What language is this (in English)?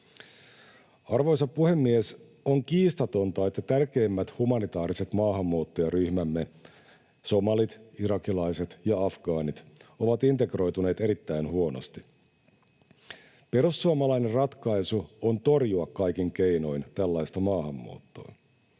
Finnish